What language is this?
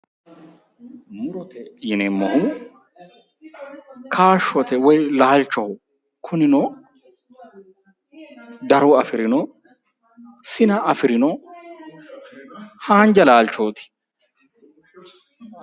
Sidamo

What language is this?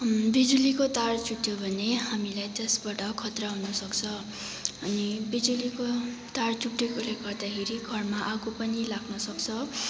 Nepali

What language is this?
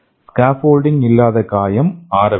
Tamil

